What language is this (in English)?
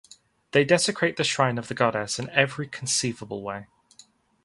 English